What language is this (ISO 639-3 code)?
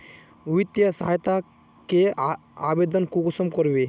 mag